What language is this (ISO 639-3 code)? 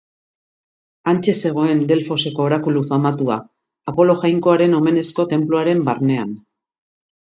eus